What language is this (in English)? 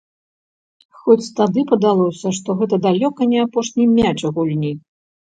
Belarusian